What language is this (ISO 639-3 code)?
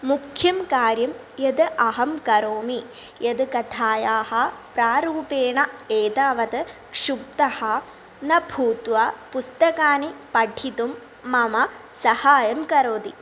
san